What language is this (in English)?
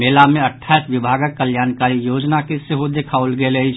Maithili